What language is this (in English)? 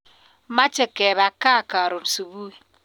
Kalenjin